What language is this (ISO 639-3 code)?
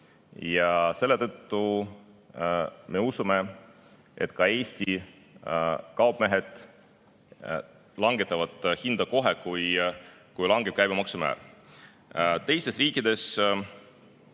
est